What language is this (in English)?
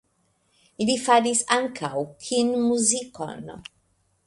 Esperanto